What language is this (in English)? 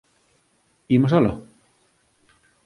Galician